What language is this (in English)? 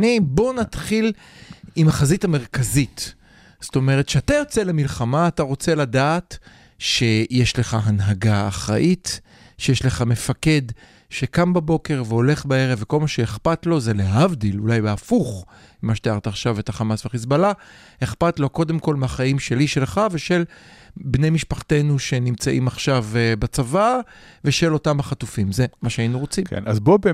Hebrew